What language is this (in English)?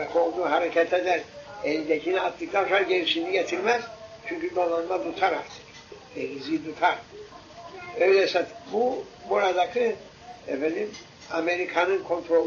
Turkish